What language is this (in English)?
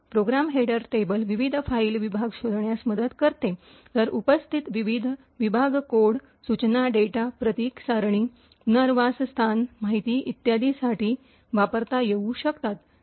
Marathi